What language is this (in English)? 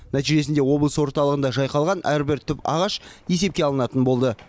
Kazakh